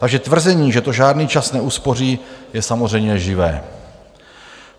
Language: Czech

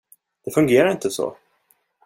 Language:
Swedish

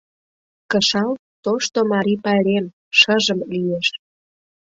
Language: Mari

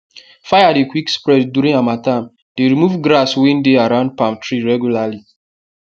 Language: Nigerian Pidgin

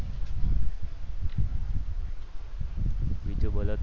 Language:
Gujarati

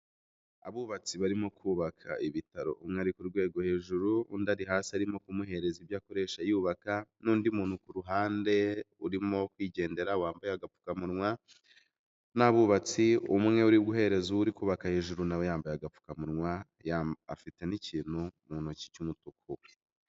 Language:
Kinyarwanda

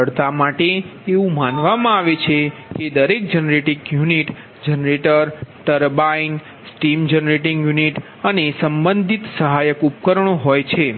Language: Gujarati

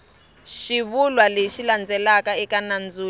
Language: Tsonga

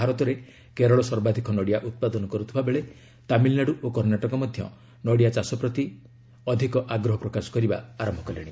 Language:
Odia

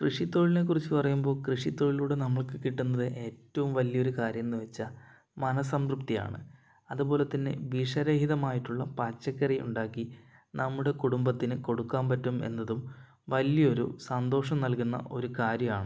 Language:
Malayalam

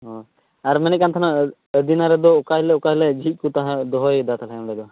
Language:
Santali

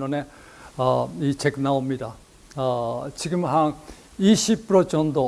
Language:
Korean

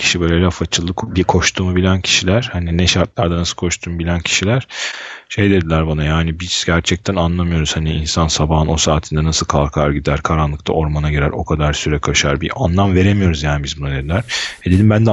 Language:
Turkish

